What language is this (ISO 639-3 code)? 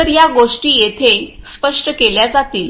mar